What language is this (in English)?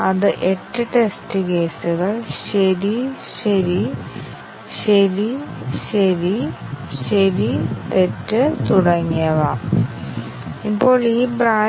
Malayalam